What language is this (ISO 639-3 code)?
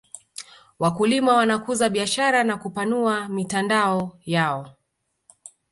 swa